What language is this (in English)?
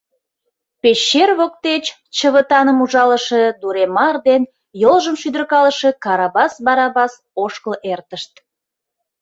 Mari